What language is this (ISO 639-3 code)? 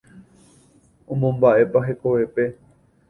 grn